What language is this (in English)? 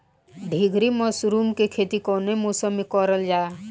Bhojpuri